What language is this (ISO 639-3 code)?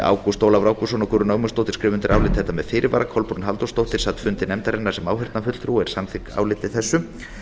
isl